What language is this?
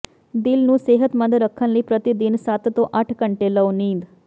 Punjabi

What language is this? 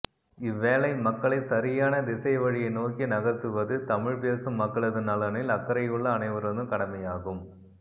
Tamil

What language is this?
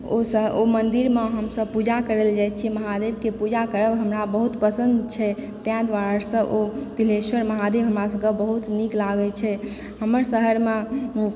Maithili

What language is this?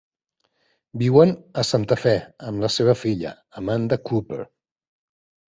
Catalan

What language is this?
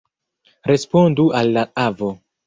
Esperanto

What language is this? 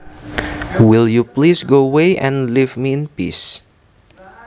Javanese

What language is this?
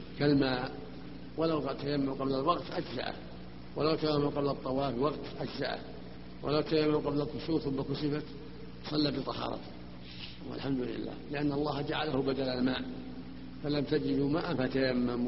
Arabic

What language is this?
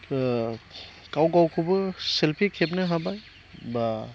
Bodo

